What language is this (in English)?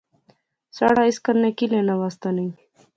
Pahari-Potwari